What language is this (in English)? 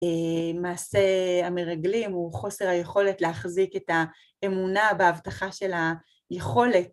Hebrew